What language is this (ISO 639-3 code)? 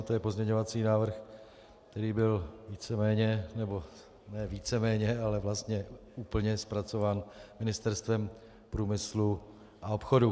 ces